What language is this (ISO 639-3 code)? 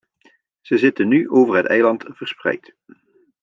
nld